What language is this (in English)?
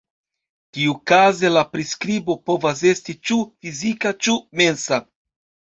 Esperanto